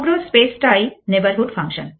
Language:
Bangla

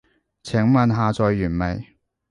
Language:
Cantonese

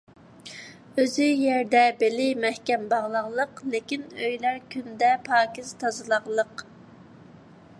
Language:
Uyghur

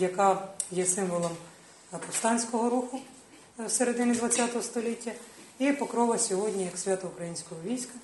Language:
Ukrainian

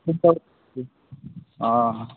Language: Odia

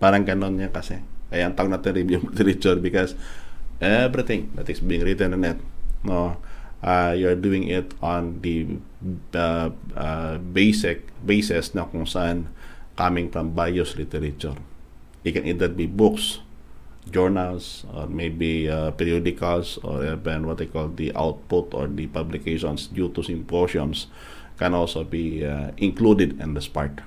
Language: Filipino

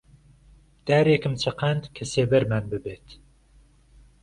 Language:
Central Kurdish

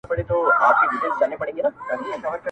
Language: Pashto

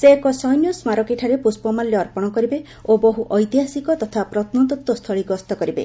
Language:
Odia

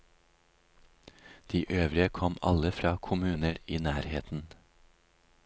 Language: Norwegian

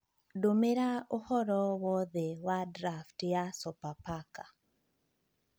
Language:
Kikuyu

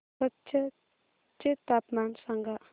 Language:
Marathi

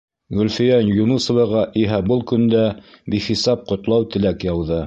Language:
Bashkir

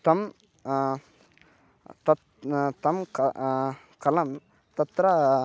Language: Sanskrit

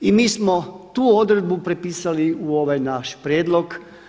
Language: Croatian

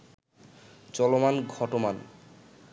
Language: Bangla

